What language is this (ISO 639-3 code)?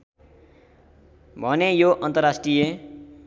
nep